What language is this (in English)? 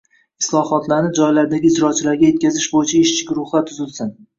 Uzbek